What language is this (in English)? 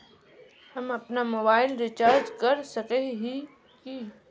Magahi